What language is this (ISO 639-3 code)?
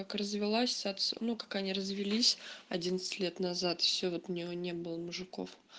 rus